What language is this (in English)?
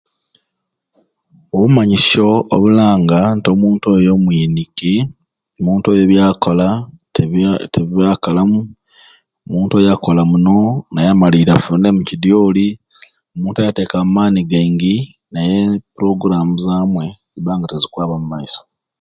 Ruuli